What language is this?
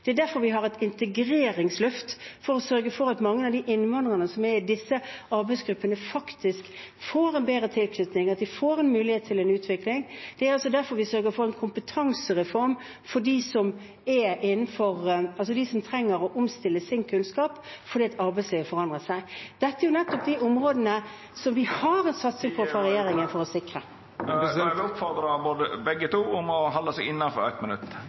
Norwegian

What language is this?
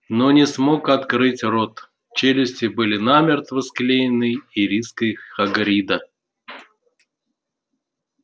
Russian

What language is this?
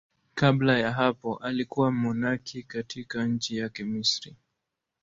Swahili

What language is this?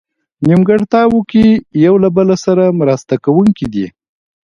Pashto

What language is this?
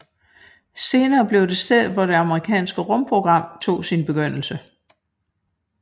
Danish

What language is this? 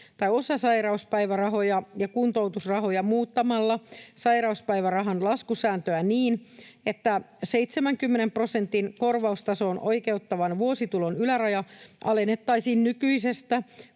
Finnish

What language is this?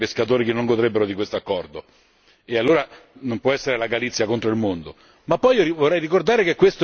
Italian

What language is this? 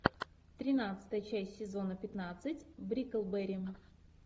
Russian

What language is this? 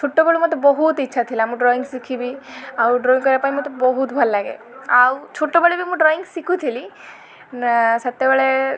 Odia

